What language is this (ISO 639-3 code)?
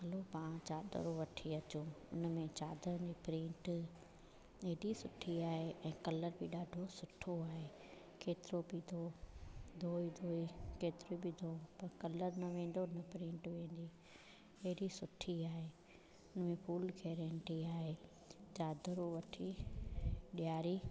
snd